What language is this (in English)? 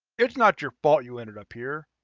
English